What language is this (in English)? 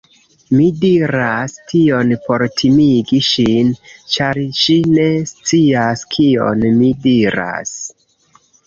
Esperanto